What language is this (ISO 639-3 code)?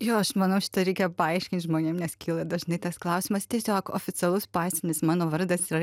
lit